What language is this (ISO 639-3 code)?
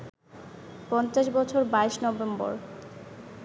ben